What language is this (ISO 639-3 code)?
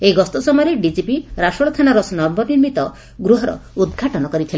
ori